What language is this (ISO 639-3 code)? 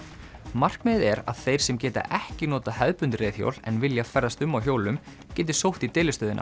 isl